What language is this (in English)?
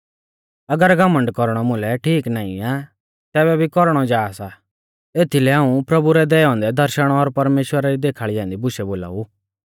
Mahasu Pahari